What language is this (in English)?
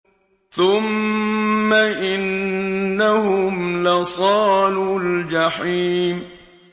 Arabic